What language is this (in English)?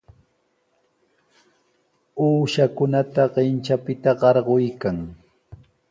Sihuas Ancash Quechua